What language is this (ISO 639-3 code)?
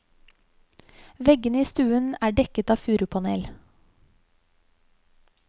nor